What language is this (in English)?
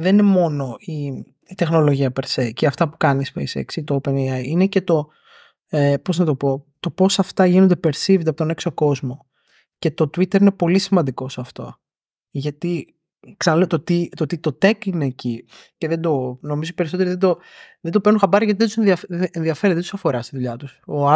Greek